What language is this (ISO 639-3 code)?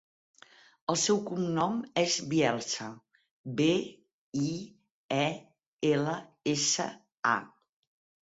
cat